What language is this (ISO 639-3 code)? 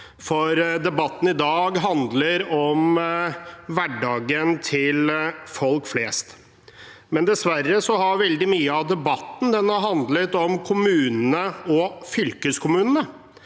nor